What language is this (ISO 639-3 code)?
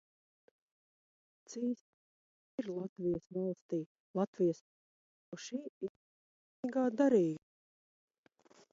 lav